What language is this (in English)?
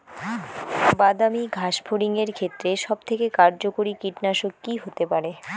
Bangla